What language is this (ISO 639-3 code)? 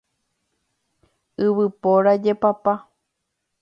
grn